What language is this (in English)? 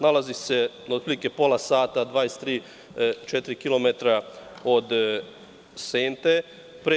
Serbian